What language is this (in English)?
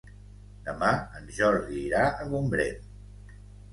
Catalan